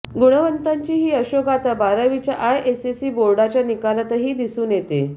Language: Marathi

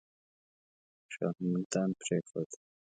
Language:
Pashto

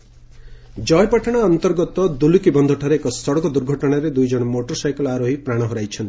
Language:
Odia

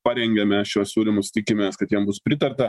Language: Lithuanian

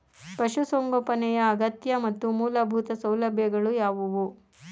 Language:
Kannada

